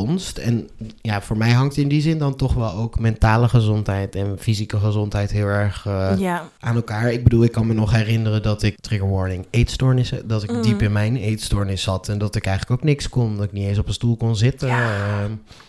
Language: Dutch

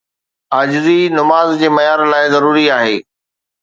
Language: Sindhi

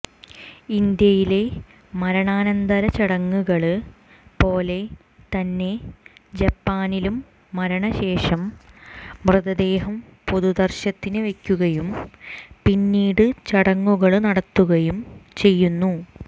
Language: Malayalam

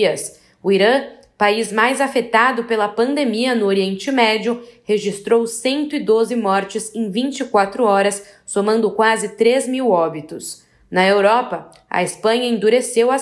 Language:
Portuguese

